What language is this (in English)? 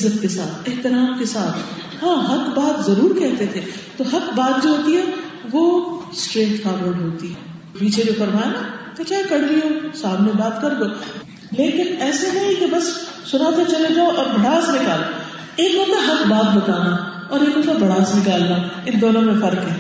Urdu